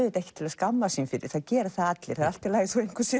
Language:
Icelandic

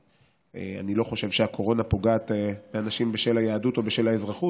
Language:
Hebrew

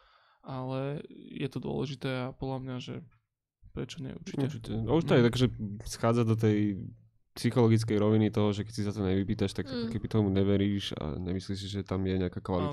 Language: Slovak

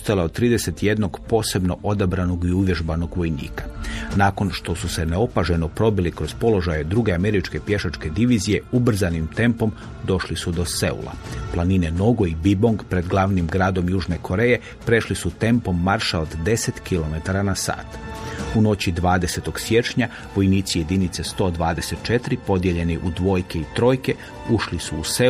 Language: Croatian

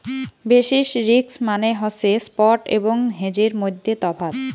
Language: Bangla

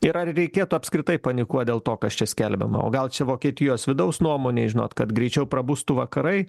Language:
Lithuanian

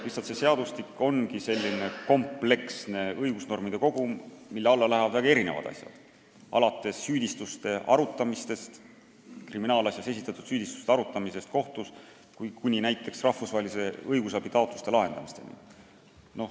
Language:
Estonian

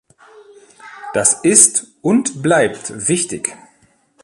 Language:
German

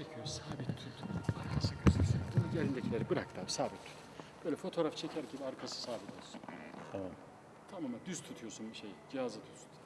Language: Turkish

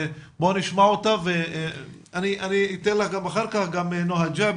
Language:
Hebrew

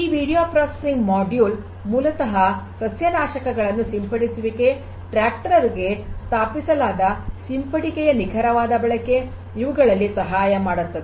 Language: Kannada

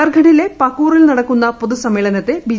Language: Malayalam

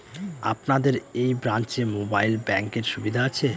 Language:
Bangla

